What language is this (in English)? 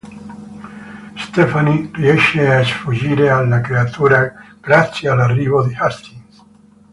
Italian